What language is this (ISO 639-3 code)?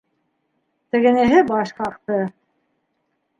bak